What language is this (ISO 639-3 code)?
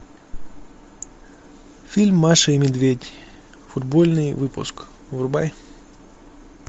rus